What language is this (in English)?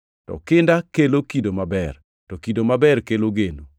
Luo (Kenya and Tanzania)